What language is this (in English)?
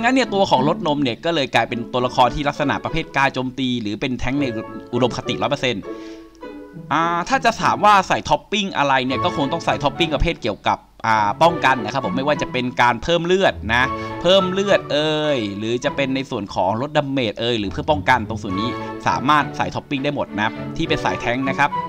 Thai